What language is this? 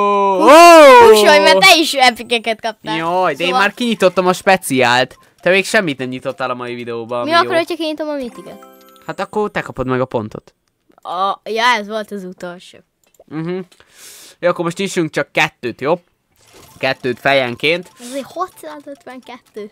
Hungarian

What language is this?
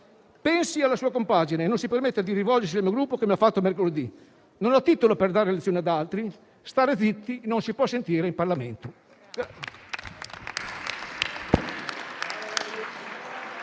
Italian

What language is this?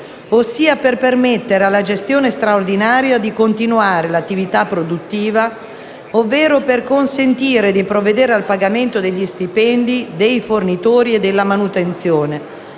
Italian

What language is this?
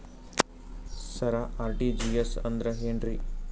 Kannada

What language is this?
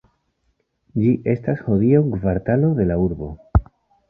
Esperanto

